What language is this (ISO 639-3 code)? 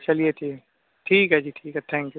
urd